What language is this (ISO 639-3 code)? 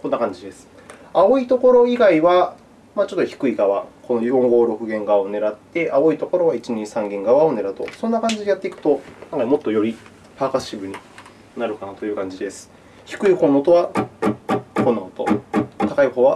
jpn